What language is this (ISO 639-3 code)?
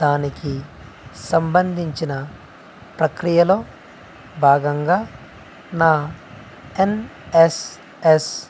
tel